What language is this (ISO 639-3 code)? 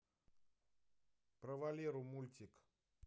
rus